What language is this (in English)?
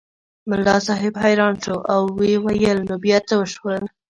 Pashto